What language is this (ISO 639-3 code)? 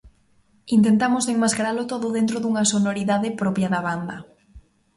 glg